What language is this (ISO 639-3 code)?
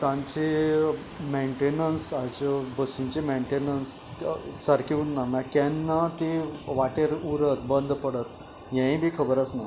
kok